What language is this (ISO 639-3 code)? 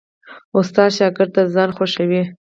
pus